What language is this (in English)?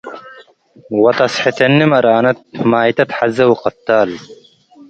Tigre